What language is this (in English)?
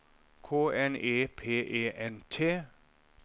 Norwegian